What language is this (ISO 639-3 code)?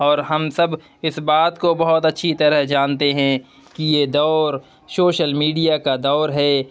urd